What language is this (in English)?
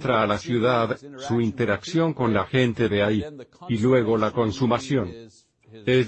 Spanish